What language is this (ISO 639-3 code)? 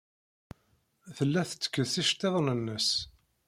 kab